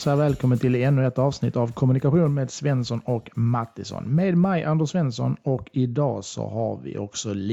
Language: Swedish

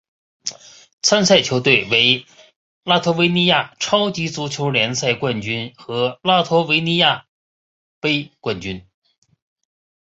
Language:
Chinese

